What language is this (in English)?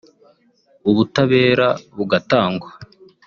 Kinyarwanda